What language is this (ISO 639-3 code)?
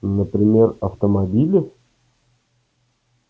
rus